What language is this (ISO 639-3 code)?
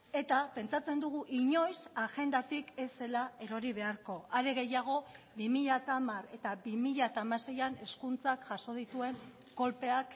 eus